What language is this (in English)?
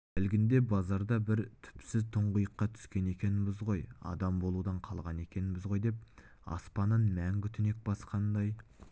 Kazakh